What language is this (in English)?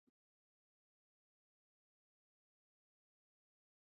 Swahili